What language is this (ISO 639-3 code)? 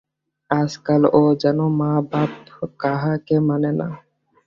ben